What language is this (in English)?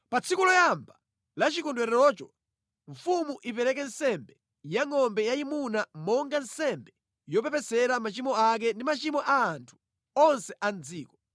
Nyanja